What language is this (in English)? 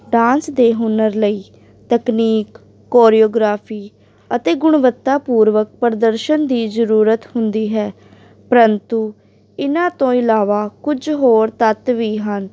Punjabi